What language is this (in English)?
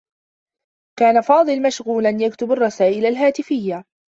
Arabic